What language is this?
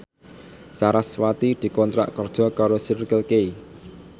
Javanese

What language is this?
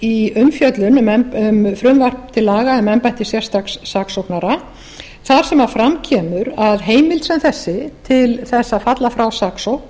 Icelandic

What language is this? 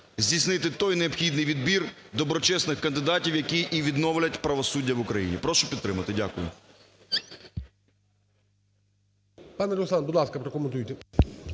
Ukrainian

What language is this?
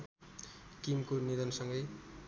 Nepali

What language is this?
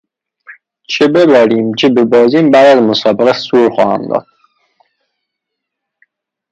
Persian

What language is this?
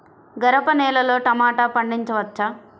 Telugu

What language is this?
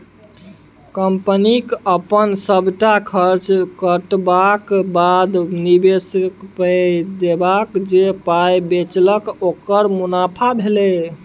Maithili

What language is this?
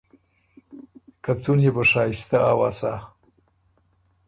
Ormuri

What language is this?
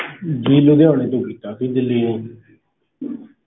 Punjabi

